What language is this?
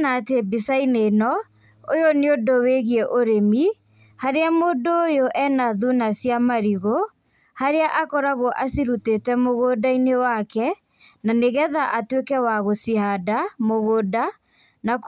Kikuyu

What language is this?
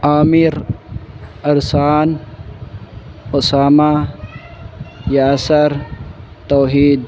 Urdu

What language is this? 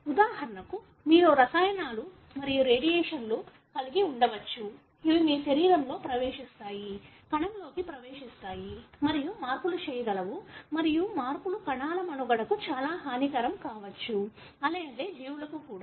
Telugu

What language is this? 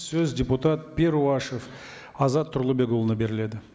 Kazakh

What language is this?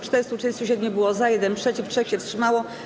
Polish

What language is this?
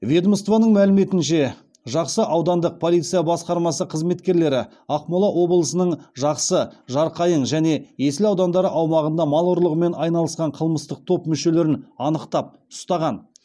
Kazakh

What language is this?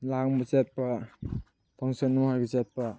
Manipuri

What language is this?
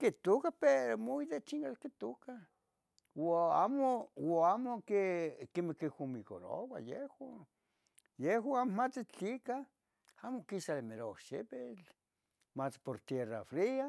Tetelcingo Nahuatl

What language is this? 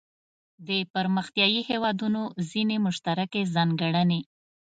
Pashto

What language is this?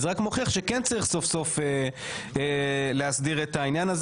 Hebrew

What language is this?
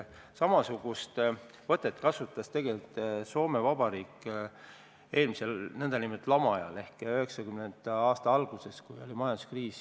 Estonian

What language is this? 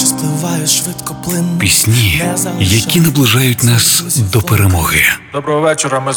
Ukrainian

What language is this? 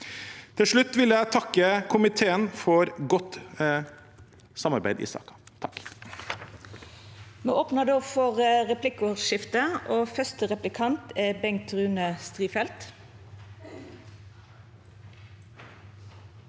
Norwegian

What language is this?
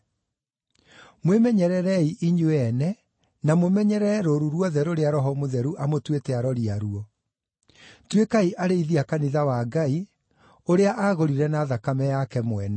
Kikuyu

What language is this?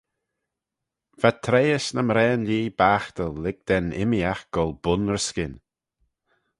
Manx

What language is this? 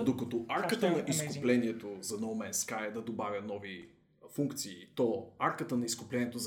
Bulgarian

